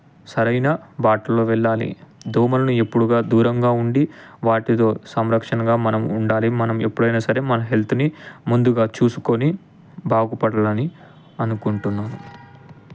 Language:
Telugu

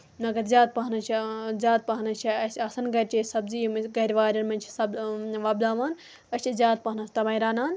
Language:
Kashmiri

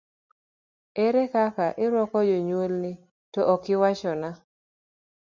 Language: Luo (Kenya and Tanzania)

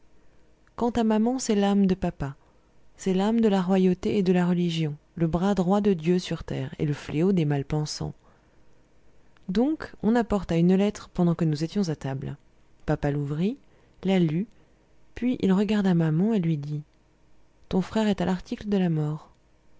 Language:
French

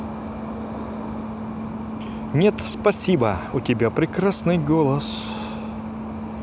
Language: Russian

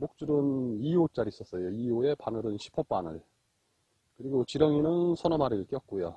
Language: Korean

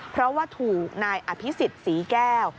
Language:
Thai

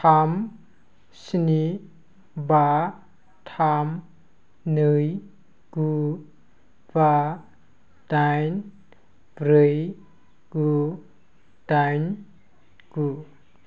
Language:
Bodo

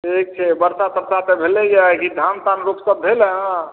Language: Maithili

